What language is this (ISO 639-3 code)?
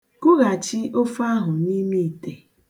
ibo